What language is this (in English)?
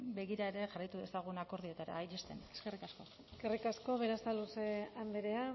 Basque